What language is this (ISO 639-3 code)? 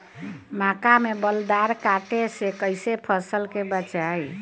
bho